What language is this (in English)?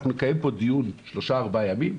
Hebrew